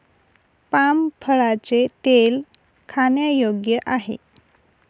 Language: Marathi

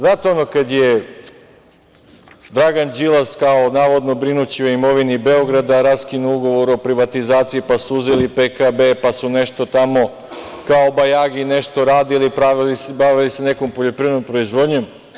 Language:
Serbian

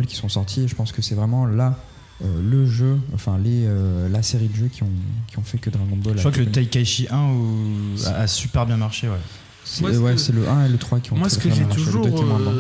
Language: French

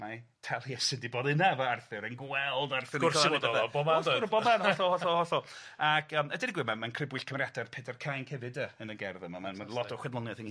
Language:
Welsh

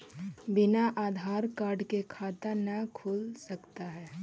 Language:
Magahi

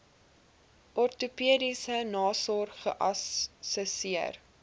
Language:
Afrikaans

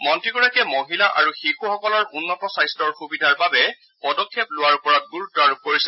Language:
Assamese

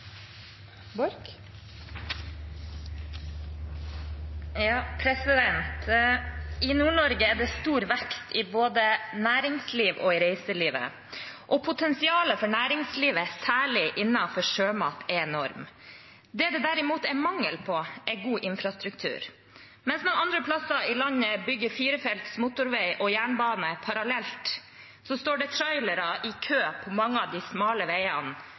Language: Norwegian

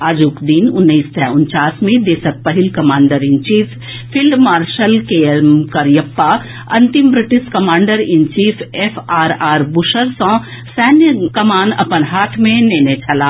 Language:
Maithili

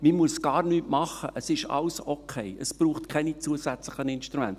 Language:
Swiss German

